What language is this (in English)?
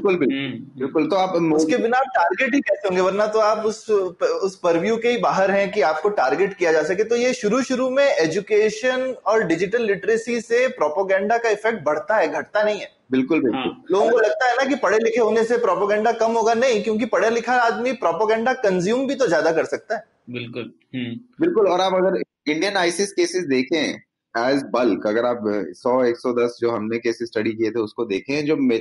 Hindi